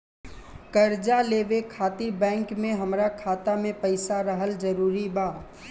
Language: Bhojpuri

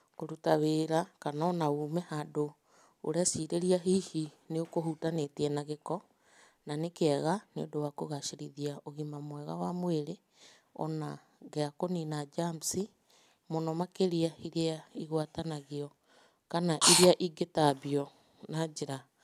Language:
Kikuyu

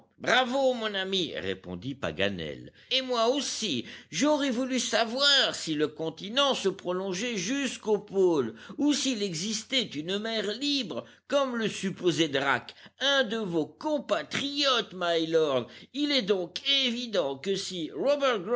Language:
French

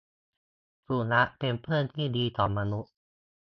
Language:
Thai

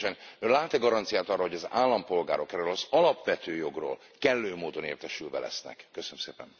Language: Hungarian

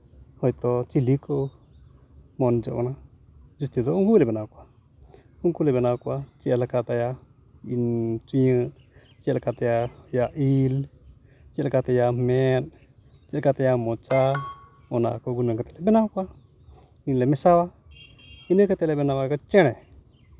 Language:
Santali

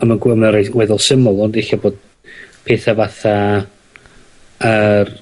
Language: Welsh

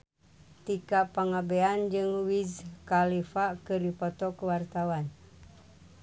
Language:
Sundanese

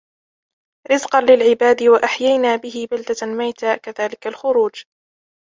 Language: Arabic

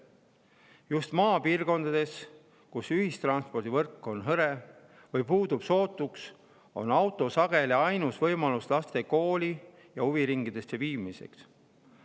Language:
Estonian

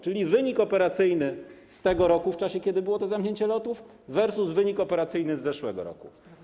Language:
Polish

